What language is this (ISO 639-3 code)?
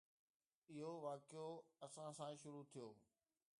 snd